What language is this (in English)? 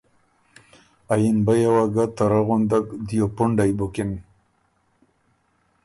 Ormuri